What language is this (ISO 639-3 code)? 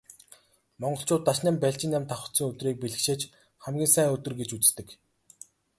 mon